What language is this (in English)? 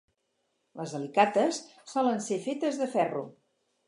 Catalan